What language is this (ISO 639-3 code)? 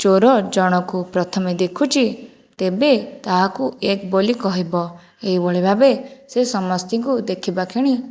ori